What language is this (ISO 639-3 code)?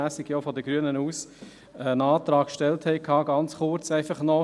gsw